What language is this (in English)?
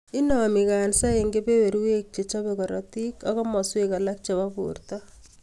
Kalenjin